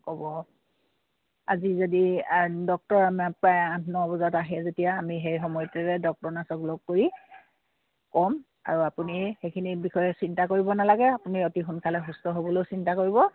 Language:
Assamese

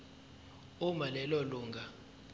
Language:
Zulu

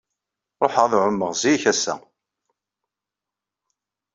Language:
Kabyle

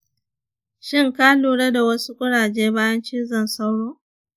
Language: Hausa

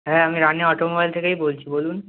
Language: Bangla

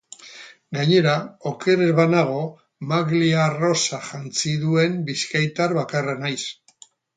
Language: Basque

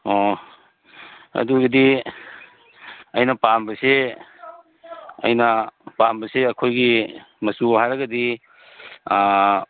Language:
Manipuri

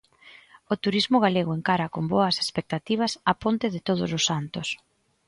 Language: Galician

